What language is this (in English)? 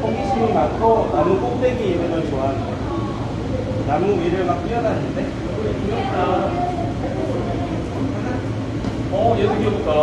Korean